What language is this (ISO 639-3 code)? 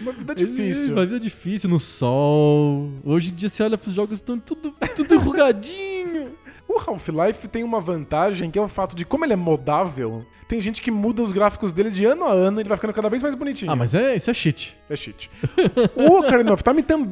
por